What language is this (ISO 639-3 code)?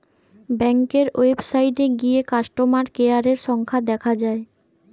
ben